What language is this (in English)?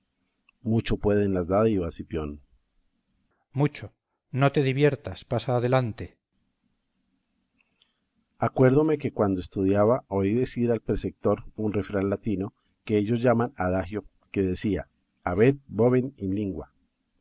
Spanish